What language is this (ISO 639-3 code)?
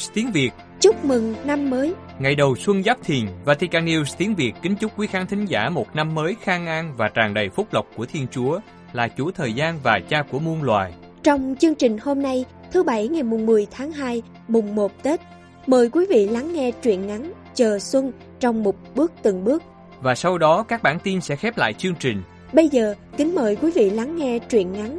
vie